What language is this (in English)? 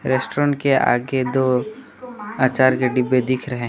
Hindi